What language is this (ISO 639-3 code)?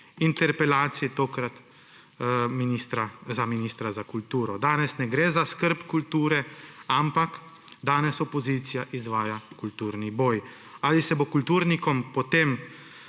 slv